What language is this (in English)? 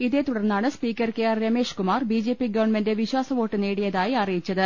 Malayalam